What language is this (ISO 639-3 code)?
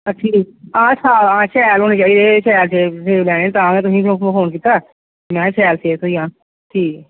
doi